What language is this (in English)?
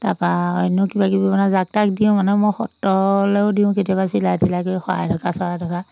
Assamese